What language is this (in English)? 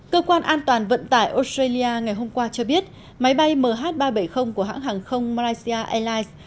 Vietnamese